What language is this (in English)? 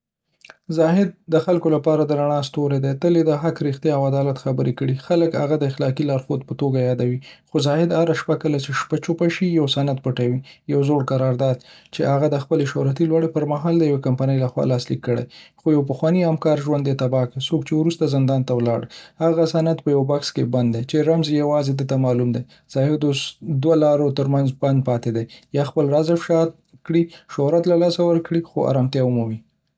Pashto